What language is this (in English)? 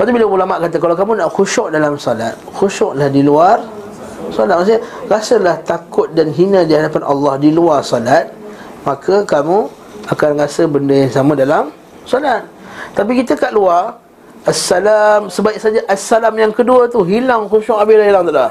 Malay